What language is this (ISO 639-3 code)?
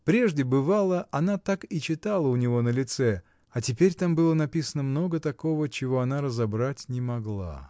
rus